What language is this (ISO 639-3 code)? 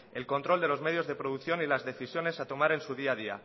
spa